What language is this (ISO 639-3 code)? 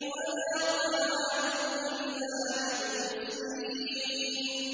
ara